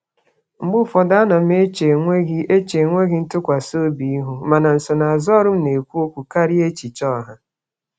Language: Igbo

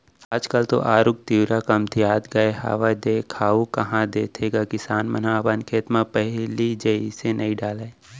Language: Chhattisgarhi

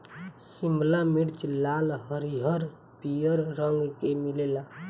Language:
Bhojpuri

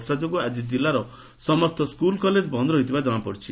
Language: Odia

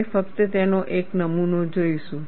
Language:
Gujarati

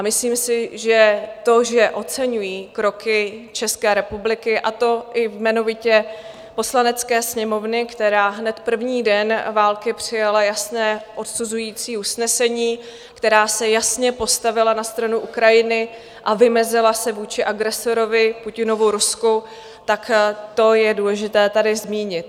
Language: Czech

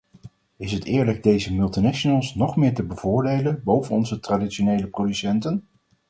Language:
Dutch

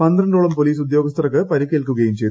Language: Malayalam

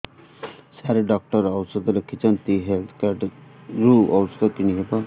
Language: Odia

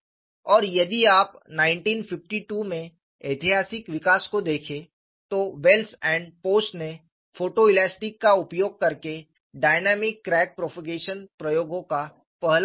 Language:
Hindi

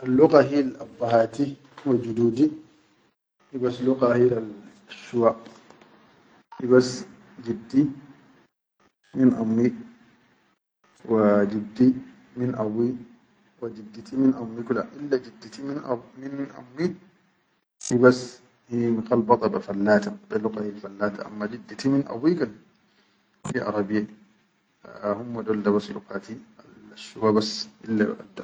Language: Chadian Arabic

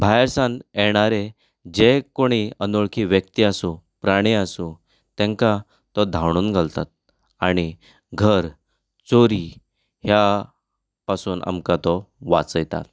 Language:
Konkani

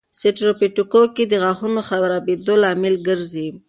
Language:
Pashto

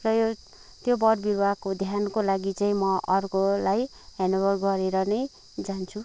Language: Nepali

